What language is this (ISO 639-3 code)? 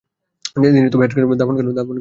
ben